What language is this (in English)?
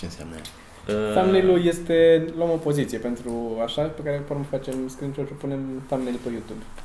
Romanian